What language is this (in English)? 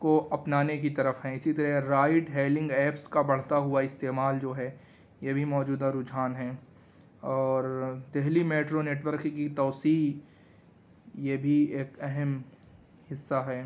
Urdu